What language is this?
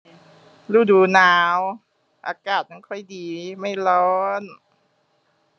Thai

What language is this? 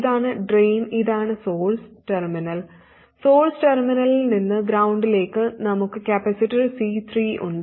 Malayalam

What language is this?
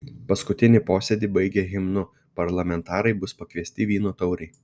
Lithuanian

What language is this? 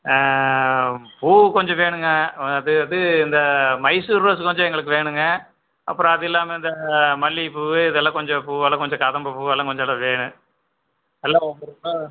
Tamil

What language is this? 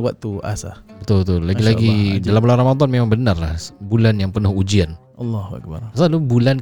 Malay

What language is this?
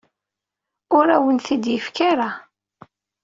Kabyle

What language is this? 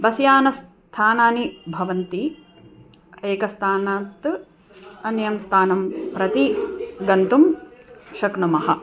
Sanskrit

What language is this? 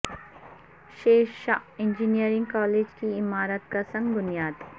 Urdu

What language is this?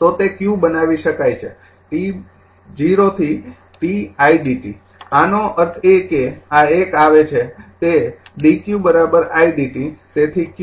Gujarati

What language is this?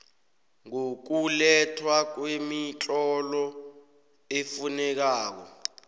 South Ndebele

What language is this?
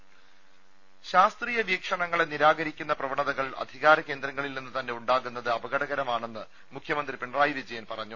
Malayalam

